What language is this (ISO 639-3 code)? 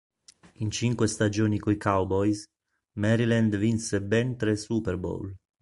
ita